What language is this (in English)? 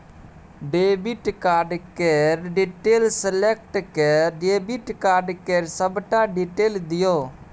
Maithili